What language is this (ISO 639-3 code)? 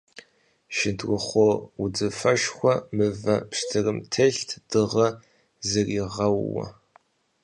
kbd